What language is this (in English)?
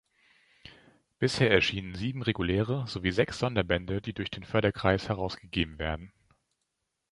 German